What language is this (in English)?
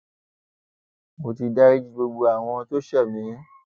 Yoruba